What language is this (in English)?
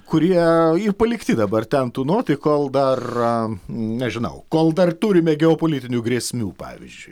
Lithuanian